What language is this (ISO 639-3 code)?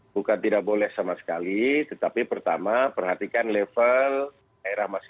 ind